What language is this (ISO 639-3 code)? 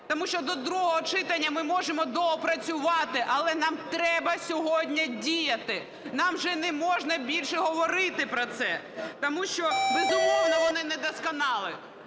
ukr